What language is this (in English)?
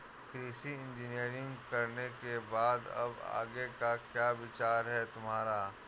Hindi